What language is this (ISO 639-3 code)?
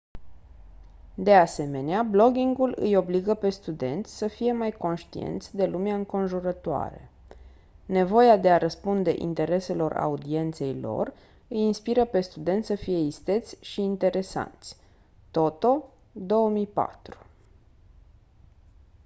ron